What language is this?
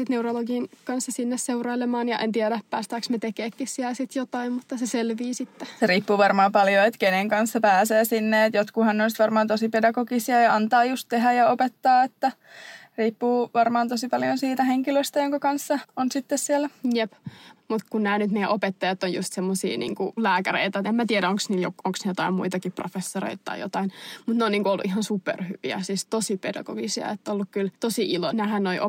Finnish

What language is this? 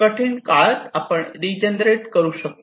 Marathi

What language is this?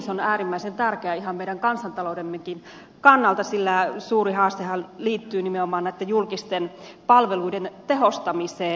Finnish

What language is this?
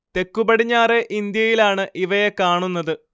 Malayalam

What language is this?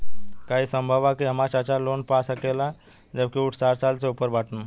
Bhojpuri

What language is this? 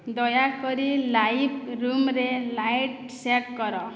Odia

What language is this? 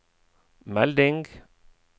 Norwegian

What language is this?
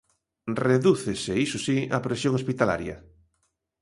Galician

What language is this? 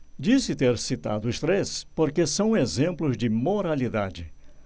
Portuguese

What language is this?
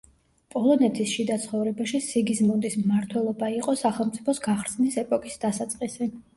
Georgian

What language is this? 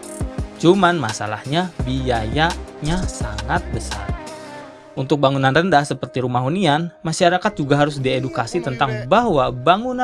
Indonesian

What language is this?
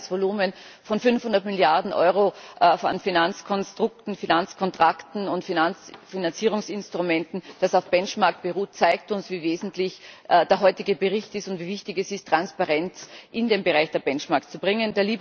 German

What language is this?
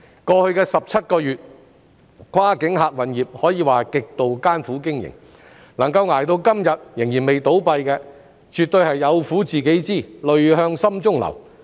Cantonese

